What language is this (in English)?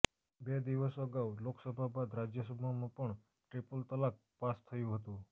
Gujarati